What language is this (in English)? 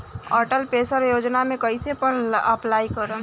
Bhojpuri